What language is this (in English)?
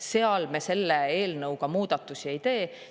Estonian